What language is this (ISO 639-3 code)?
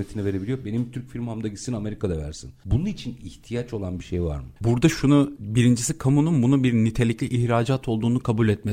tur